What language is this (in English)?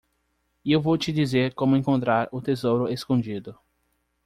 Portuguese